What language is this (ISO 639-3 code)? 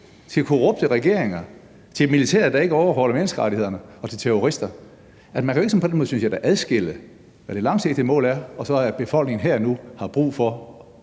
dan